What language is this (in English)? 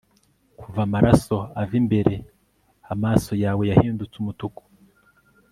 Kinyarwanda